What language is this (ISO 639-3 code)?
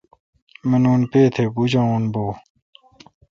xka